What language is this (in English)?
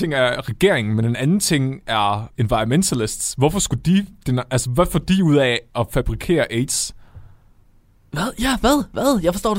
Danish